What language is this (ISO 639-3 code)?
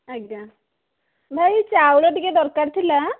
ori